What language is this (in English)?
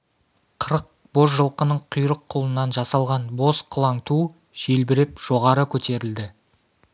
Kazakh